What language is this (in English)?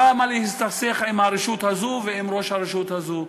Hebrew